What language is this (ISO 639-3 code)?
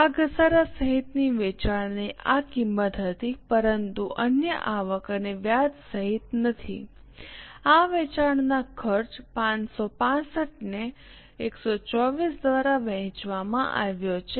guj